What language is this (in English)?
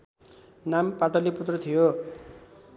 Nepali